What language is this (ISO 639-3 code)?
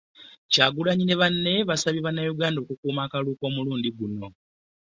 lug